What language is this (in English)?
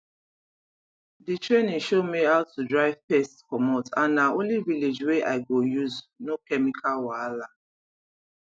Nigerian Pidgin